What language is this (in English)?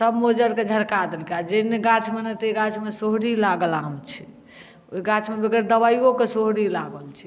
Maithili